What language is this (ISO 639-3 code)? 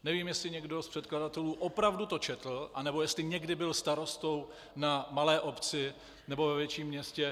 ces